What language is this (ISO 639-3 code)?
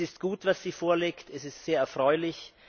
deu